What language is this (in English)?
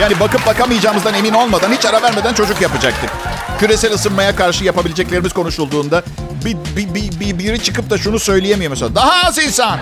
Turkish